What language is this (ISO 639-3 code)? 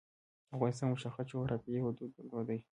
pus